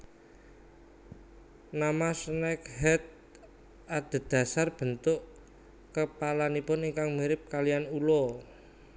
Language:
Javanese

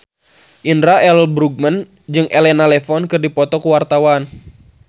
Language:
Sundanese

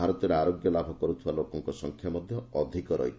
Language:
Odia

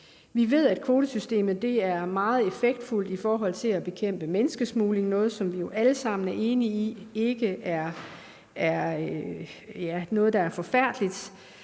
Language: Danish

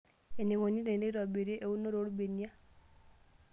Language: Masai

